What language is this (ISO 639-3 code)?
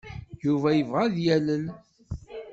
kab